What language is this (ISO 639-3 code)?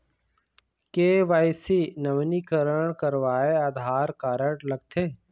hne